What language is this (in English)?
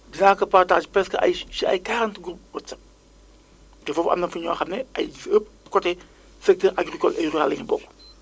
Wolof